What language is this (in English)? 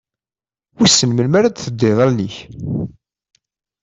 Kabyle